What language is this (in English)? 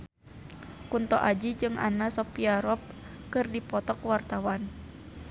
Sundanese